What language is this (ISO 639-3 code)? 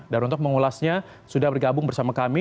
ind